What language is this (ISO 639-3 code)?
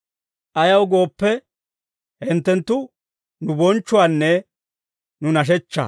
dwr